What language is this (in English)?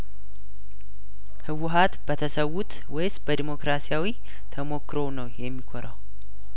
Amharic